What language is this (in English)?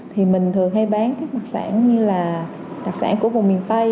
Vietnamese